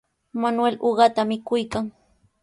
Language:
Sihuas Ancash Quechua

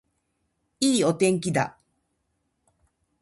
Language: Japanese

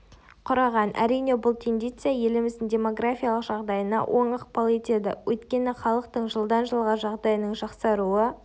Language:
Kazakh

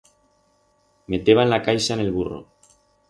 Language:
Aragonese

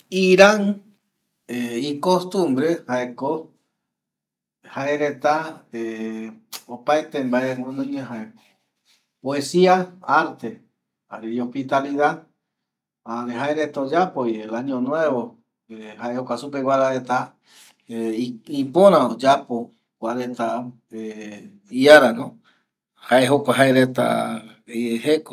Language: Eastern Bolivian Guaraní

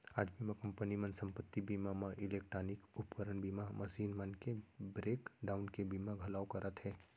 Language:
Chhattisgarhi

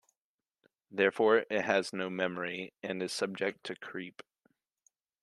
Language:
English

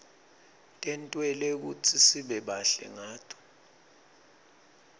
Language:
Swati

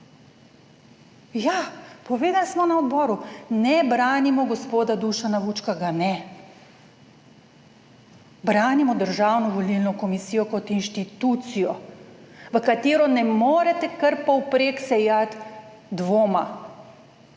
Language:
Slovenian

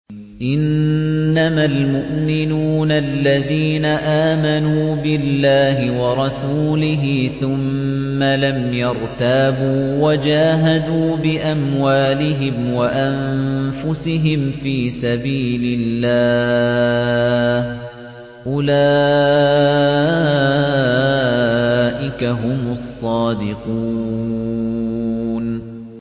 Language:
Arabic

